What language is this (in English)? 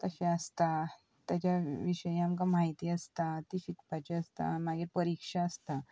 Konkani